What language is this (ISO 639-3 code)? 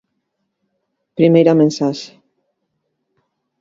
glg